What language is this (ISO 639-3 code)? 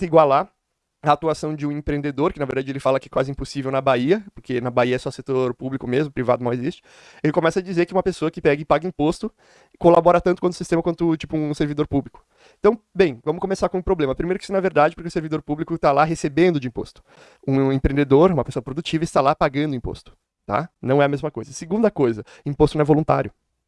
por